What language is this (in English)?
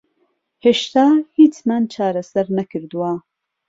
Central Kurdish